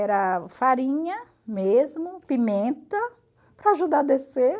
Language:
Portuguese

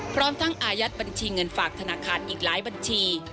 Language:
Thai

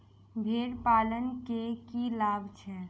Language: Maithili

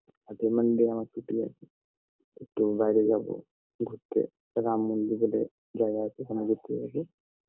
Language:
Bangla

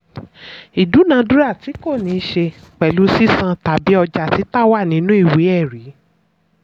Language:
Yoruba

